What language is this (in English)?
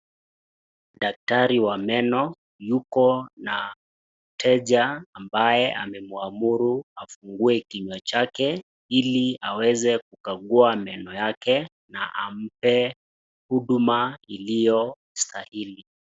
Swahili